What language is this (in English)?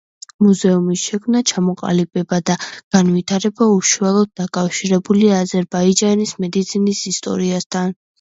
Georgian